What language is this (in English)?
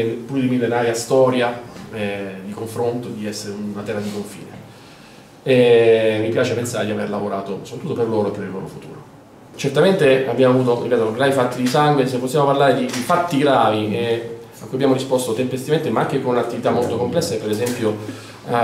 Italian